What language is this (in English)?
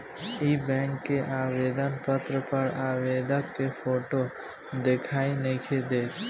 Bhojpuri